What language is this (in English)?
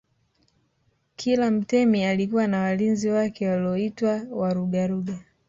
Swahili